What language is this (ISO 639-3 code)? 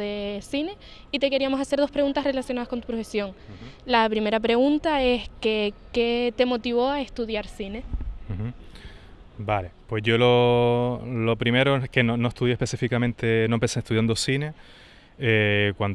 spa